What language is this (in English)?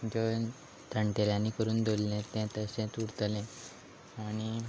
Konkani